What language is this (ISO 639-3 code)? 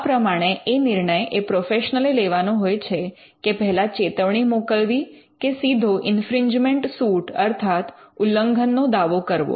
guj